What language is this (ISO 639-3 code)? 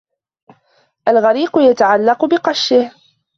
ara